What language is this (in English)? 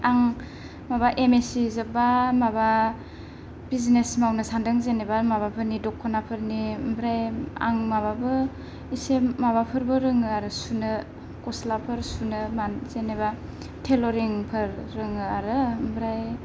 Bodo